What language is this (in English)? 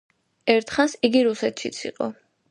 Georgian